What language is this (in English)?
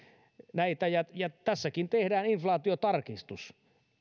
Finnish